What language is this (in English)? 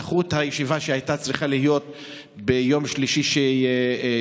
Hebrew